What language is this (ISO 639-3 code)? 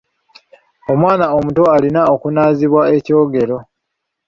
lug